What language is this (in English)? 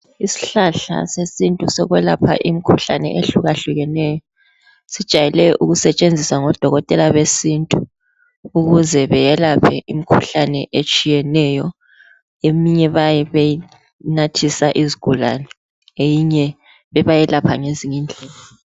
North Ndebele